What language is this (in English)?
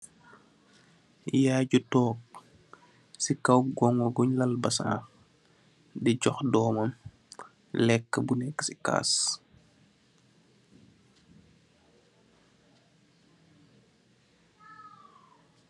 Wolof